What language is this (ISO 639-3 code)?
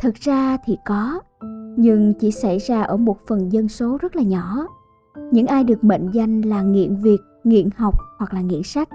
vie